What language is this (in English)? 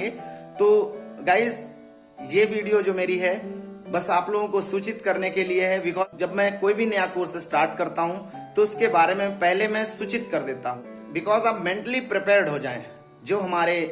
Hindi